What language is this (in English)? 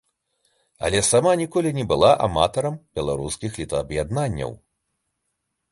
Belarusian